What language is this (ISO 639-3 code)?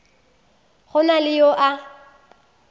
nso